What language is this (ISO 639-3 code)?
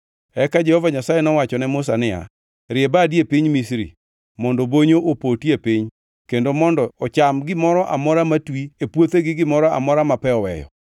luo